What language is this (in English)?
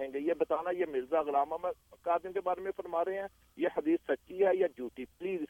Urdu